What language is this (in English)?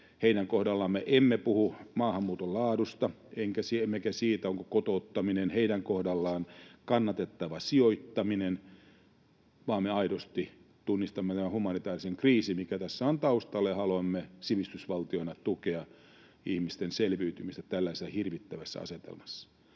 Finnish